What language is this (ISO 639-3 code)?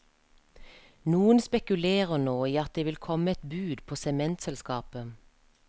nor